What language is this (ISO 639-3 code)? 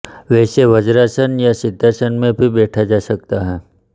hin